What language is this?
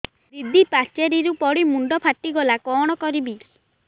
Odia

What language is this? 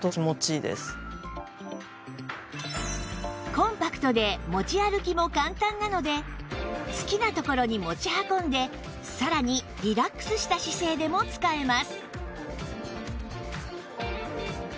Japanese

